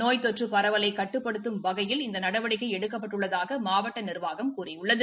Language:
Tamil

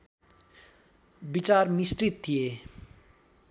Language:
Nepali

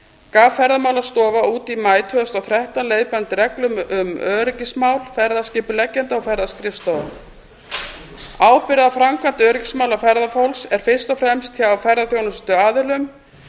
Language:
Icelandic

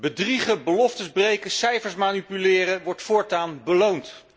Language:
Dutch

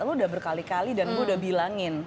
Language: Indonesian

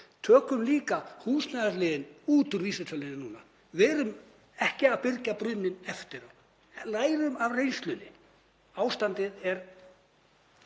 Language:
Icelandic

